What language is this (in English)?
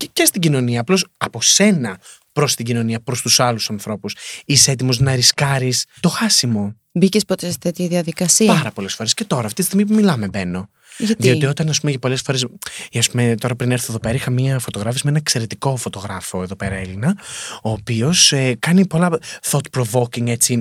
Greek